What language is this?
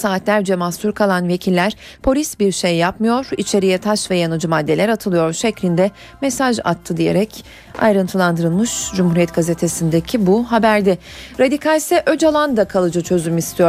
Turkish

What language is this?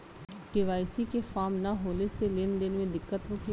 Bhojpuri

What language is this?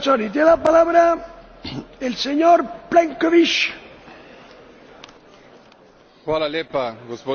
Croatian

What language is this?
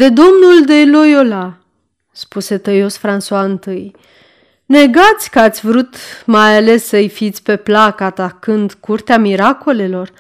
Romanian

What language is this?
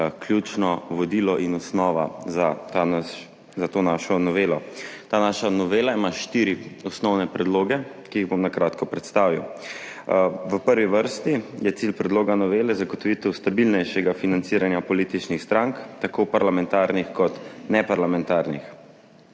Slovenian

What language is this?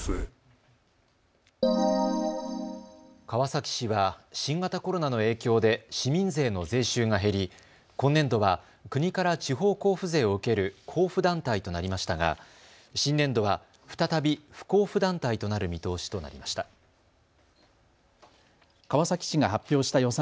Japanese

